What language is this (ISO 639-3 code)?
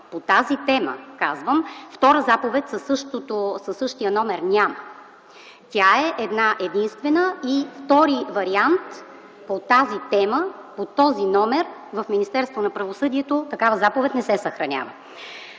bul